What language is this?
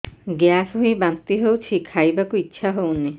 Odia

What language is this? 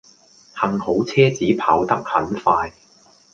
Cantonese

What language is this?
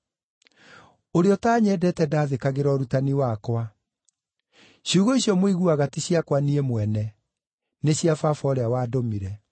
Kikuyu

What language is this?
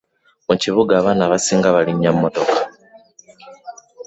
Ganda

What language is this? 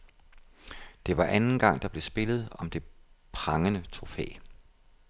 Danish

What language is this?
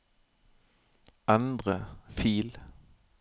Norwegian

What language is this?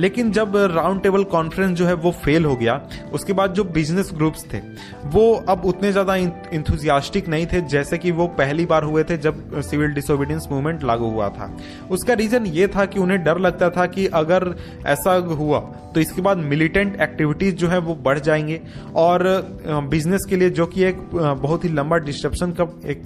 Hindi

